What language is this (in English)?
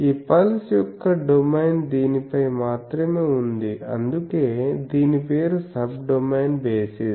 Telugu